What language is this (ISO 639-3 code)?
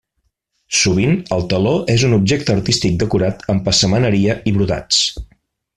cat